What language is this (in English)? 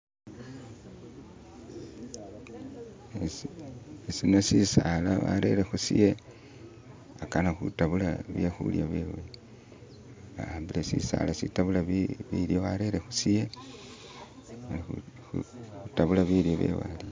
Masaaba